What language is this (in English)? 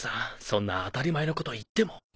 Japanese